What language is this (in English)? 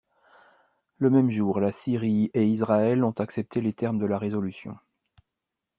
French